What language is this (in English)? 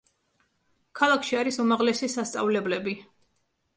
Georgian